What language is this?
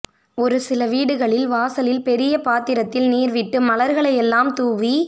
Tamil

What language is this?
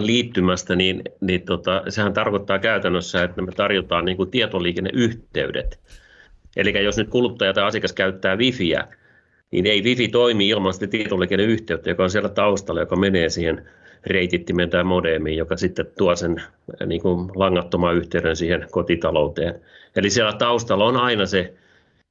Finnish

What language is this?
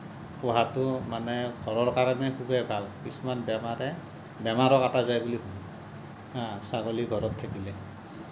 Assamese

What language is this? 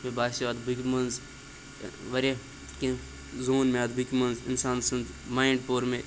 Kashmiri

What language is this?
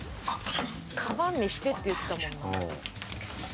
Japanese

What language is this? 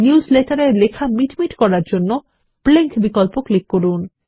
Bangla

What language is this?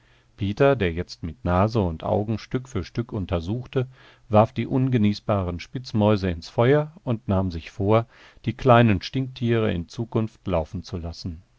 German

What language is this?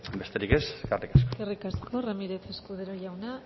Basque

